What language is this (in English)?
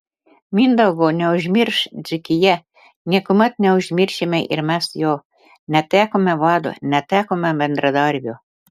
Lithuanian